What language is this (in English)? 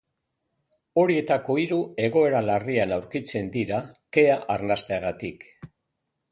Basque